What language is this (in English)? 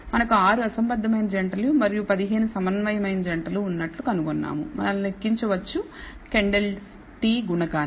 Telugu